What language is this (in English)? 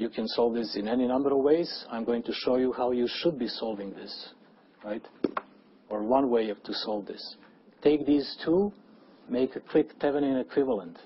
English